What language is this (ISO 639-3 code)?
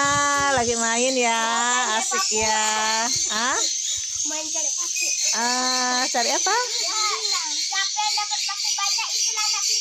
ind